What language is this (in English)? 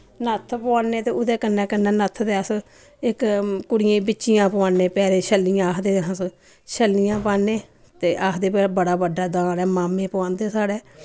Dogri